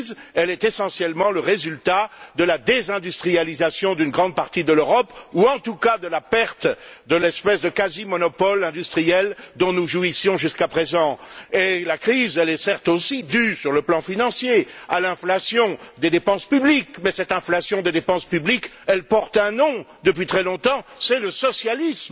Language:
French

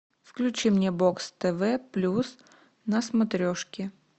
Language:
Russian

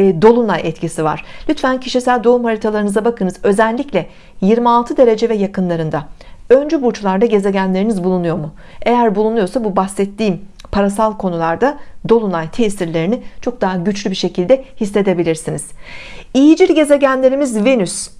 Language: Turkish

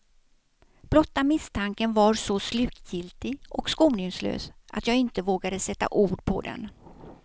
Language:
Swedish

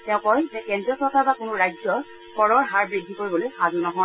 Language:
Assamese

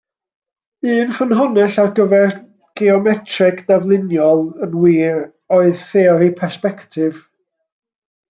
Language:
Welsh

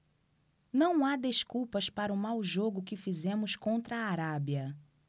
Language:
Portuguese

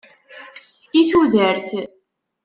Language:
Kabyle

